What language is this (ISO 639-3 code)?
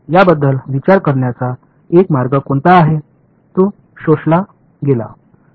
mar